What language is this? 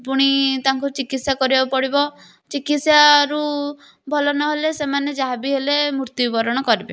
Odia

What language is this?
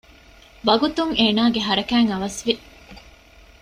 Divehi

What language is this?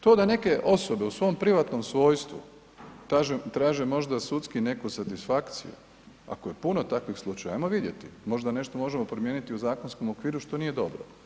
Croatian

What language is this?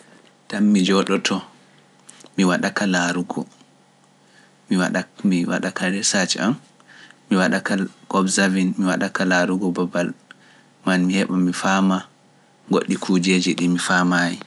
Pular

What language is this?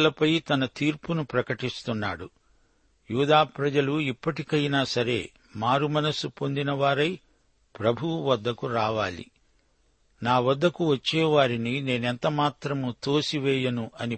Telugu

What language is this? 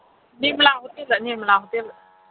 Manipuri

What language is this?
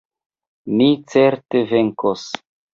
Esperanto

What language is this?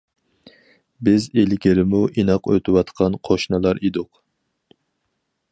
Uyghur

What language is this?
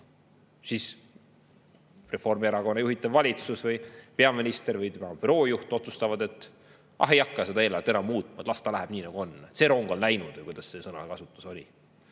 Estonian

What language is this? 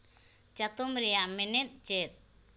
Santali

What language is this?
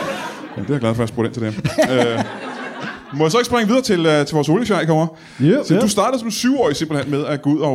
Danish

